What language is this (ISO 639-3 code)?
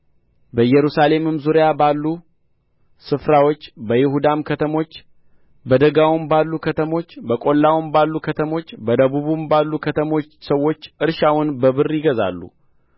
amh